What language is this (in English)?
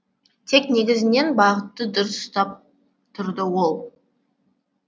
Kazakh